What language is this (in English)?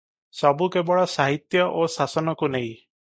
Odia